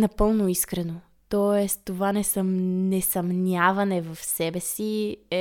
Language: Bulgarian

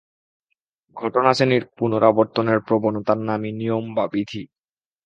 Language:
Bangla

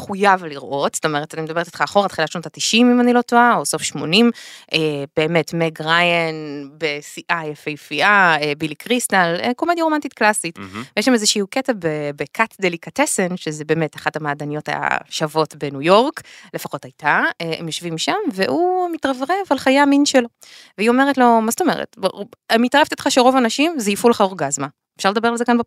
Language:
Hebrew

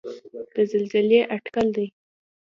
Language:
Pashto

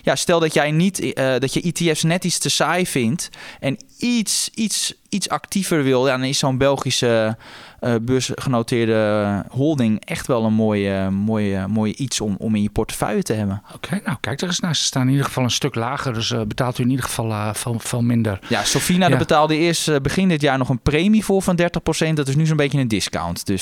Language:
Dutch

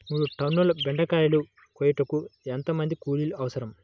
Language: Telugu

